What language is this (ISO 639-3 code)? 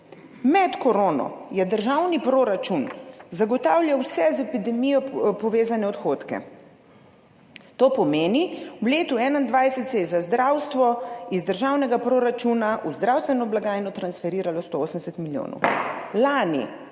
slv